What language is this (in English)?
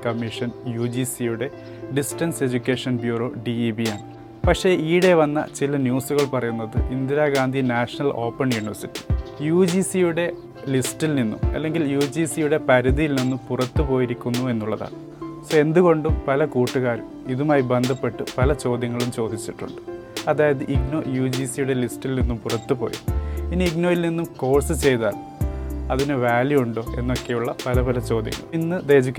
Malayalam